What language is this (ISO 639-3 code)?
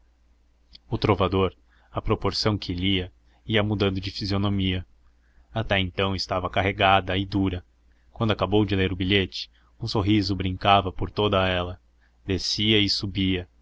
por